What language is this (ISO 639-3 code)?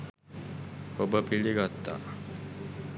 sin